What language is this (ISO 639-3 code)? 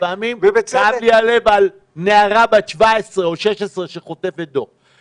heb